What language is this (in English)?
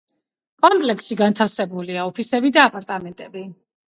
Georgian